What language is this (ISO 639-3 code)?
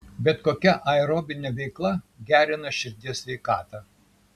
lit